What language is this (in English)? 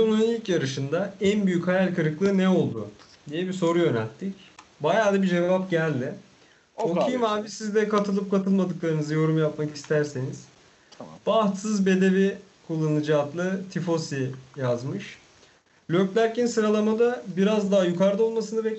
Turkish